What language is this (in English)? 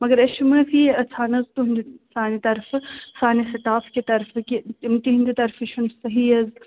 Kashmiri